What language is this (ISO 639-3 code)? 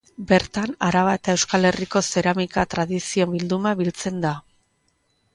eus